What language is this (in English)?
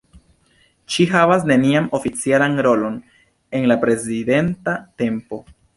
Esperanto